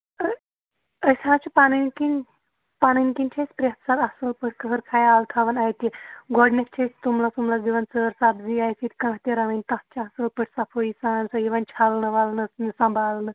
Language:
Kashmiri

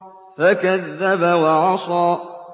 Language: Arabic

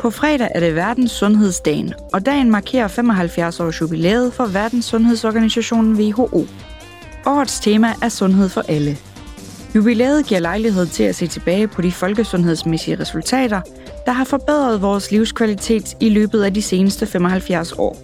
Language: Danish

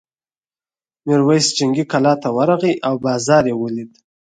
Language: Pashto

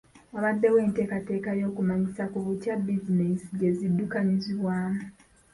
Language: Ganda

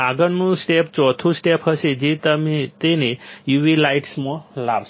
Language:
Gujarati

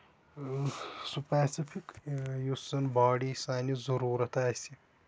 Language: Kashmiri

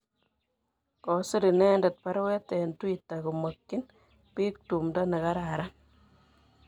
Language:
Kalenjin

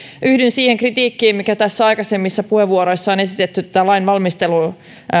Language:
Finnish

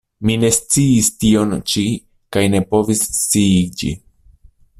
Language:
Esperanto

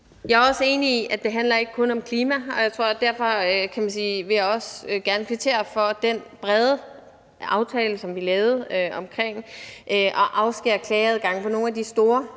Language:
Danish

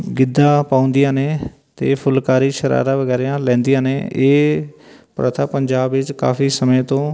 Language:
Punjabi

